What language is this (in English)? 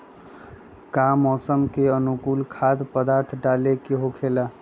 Magahi